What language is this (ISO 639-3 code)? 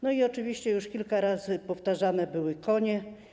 pol